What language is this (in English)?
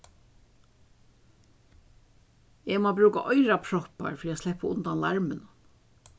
Faroese